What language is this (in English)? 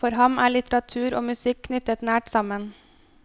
Norwegian